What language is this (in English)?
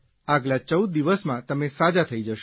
Gujarati